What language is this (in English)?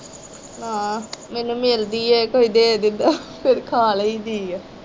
Punjabi